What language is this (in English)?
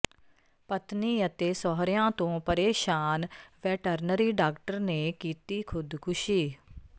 Punjabi